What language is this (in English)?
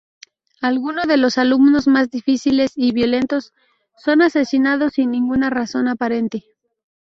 Spanish